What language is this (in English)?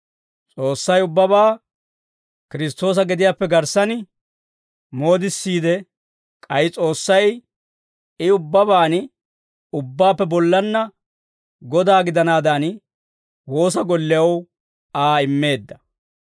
Dawro